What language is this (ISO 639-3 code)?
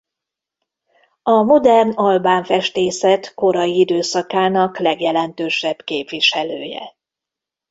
hun